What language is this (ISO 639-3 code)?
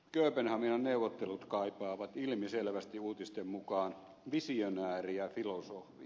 fin